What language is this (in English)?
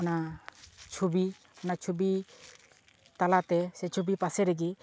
Santali